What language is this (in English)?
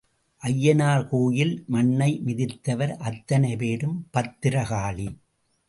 Tamil